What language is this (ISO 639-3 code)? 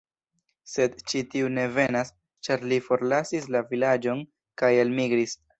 epo